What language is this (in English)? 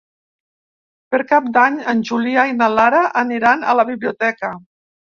Catalan